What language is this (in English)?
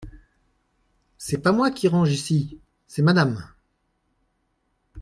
French